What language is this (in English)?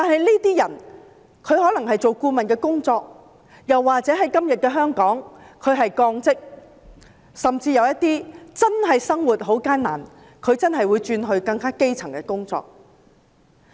Cantonese